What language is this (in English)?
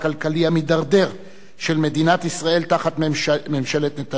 Hebrew